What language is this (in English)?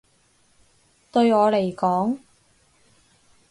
Cantonese